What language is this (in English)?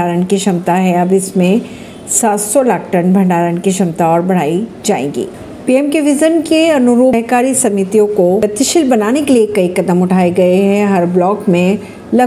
Hindi